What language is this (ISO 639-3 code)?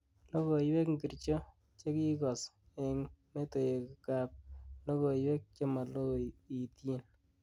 kln